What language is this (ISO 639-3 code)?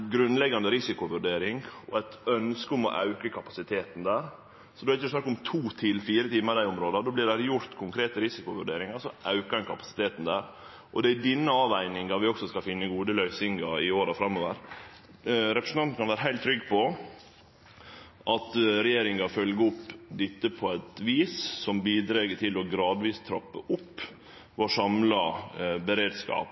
nno